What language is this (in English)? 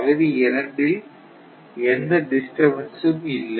Tamil